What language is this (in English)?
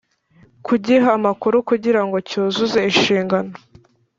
Kinyarwanda